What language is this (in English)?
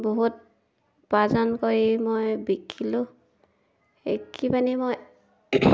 Assamese